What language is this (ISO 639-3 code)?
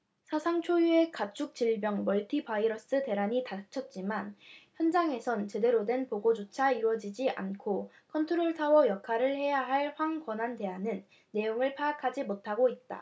kor